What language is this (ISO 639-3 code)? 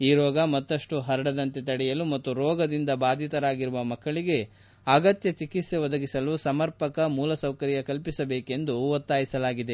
kan